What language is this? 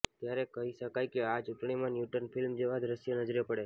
Gujarati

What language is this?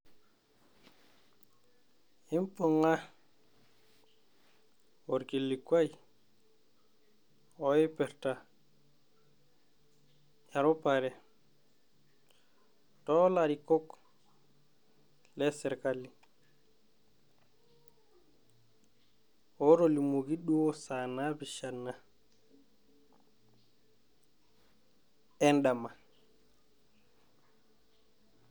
Masai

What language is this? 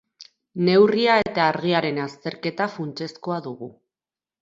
Basque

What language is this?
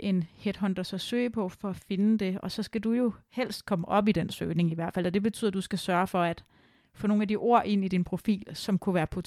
Danish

